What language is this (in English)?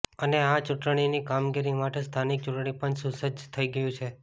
Gujarati